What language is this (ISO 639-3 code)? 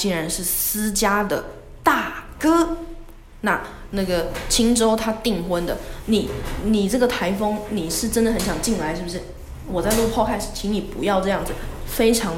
zho